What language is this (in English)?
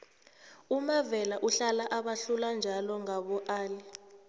South Ndebele